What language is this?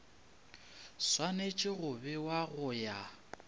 Northern Sotho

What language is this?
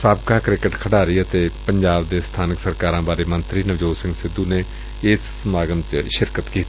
Punjabi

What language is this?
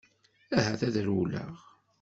Kabyle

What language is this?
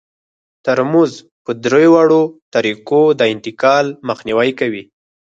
Pashto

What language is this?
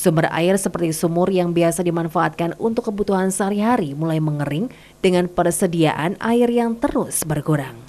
Indonesian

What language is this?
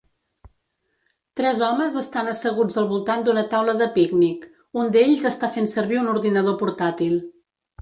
Catalan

